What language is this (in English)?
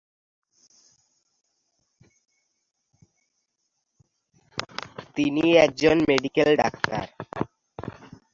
Bangla